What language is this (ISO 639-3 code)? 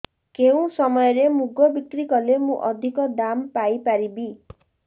ori